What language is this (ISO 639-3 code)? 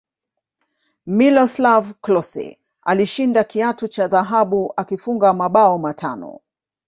swa